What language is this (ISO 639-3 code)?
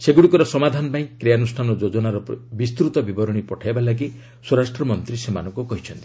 ori